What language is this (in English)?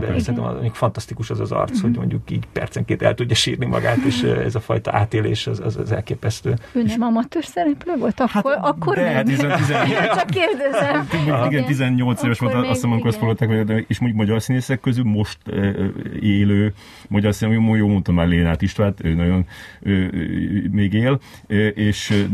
Hungarian